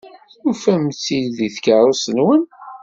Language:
Kabyle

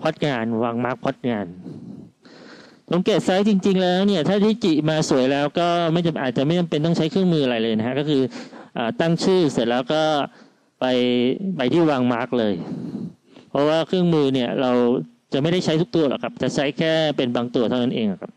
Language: Thai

